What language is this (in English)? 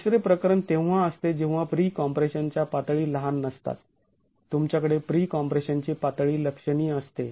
Marathi